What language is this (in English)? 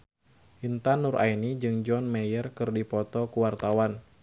Sundanese